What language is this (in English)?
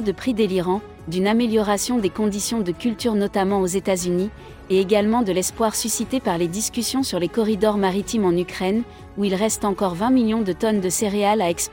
French